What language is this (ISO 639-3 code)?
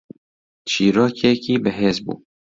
ckb